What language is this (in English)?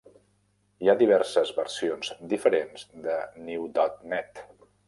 Catalan